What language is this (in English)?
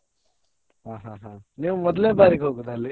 Kannada